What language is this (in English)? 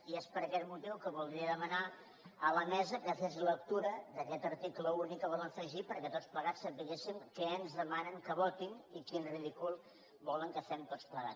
Catalan